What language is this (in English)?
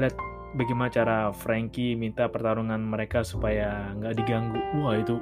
Indonesian